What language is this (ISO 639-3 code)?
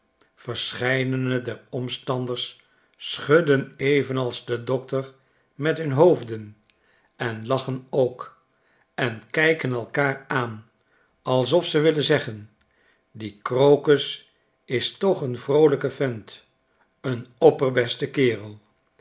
nld